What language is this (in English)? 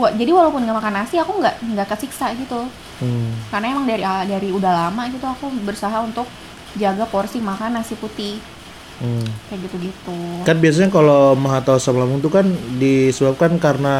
Indonesian